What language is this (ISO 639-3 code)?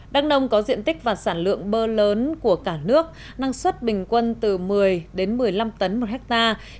vie